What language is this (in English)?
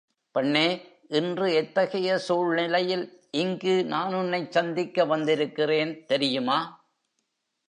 Tamil